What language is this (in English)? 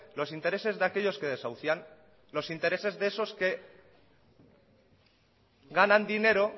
Spanish